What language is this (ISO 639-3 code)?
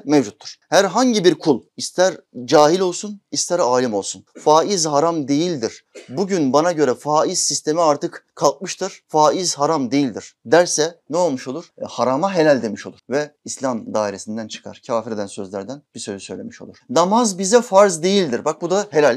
tur